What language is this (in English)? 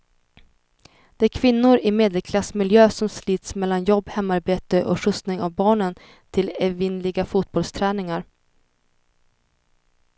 Swedish